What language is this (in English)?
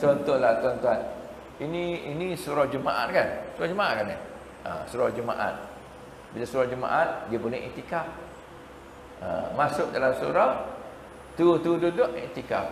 Malay